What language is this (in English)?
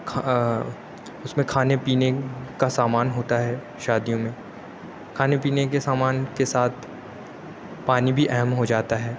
Urdu